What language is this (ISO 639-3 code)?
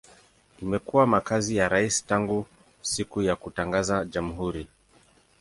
swa